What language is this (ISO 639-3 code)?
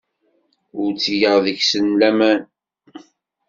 kab